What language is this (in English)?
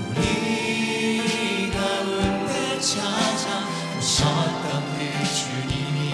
Korean